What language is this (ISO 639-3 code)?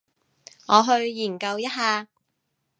yue